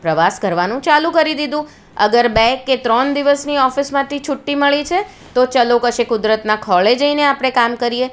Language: Gujarati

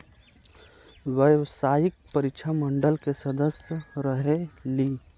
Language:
Magahi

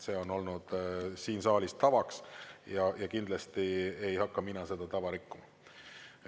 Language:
Estonian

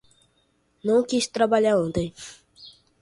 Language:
Portuguese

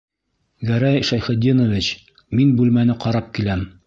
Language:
Bashkir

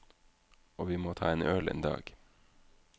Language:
Norwegian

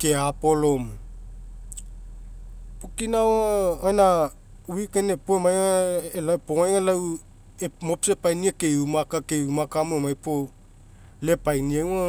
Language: Mekeo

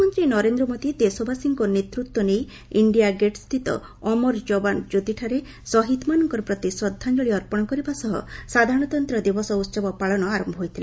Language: Odia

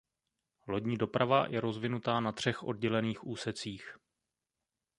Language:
Czech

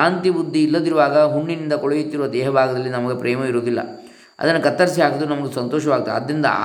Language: Kannada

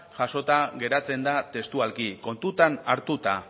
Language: Basque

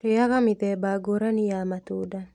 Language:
Kikuyu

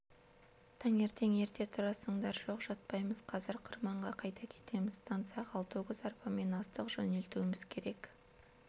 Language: Kazakh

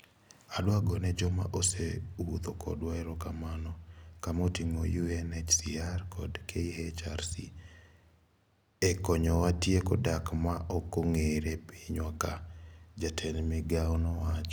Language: Luo (Kenya and Tanzania)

